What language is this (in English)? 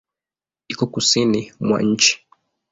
Swahili